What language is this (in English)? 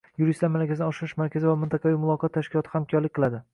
Uzbek